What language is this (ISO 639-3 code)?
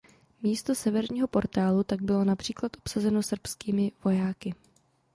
ces